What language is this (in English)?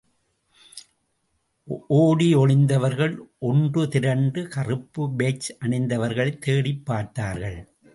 Tamil